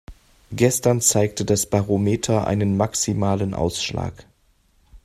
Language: German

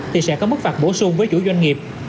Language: Vietnamese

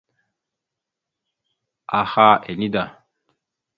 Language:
Mada (Cameroon)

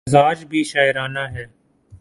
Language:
Urdu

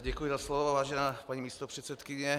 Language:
Czech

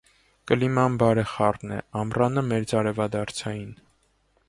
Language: Armenian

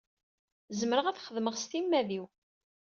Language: Kabyle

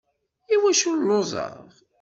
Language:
Kabyle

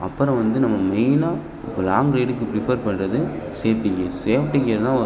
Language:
Tamil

